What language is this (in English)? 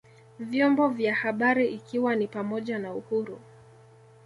Swahili